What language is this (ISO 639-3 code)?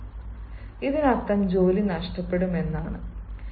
mal